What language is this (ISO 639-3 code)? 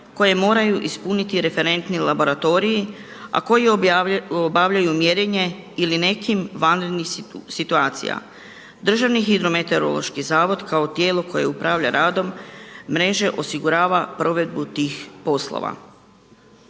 hrv